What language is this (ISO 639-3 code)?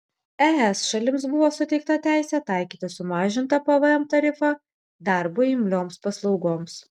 lit